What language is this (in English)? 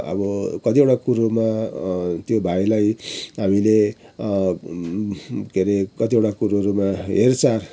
Nepali